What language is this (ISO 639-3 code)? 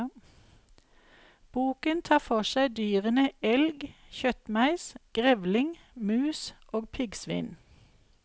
nor